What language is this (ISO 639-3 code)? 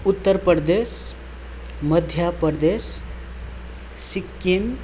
nep